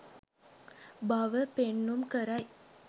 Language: Sinhala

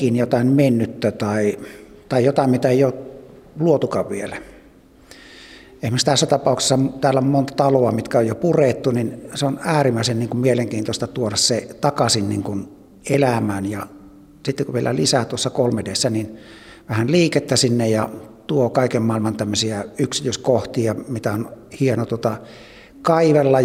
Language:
Finnish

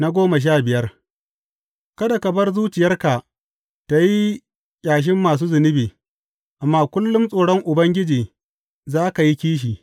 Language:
Hausa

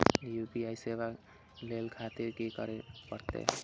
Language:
Maithili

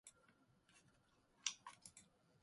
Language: Japanese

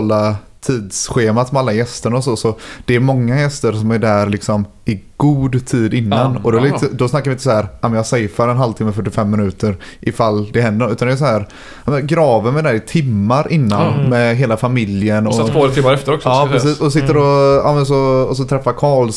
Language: Swedish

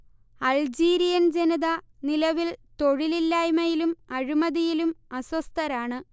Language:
Malayalam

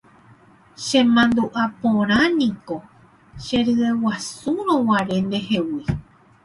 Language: Guarani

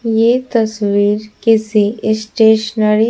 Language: Hindi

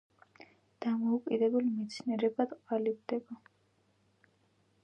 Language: Georgian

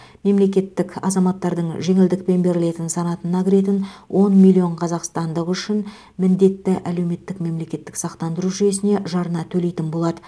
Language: Kazakh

